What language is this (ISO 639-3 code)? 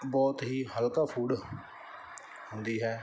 pan